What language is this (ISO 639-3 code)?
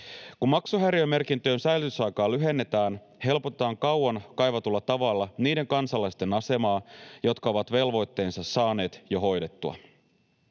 fin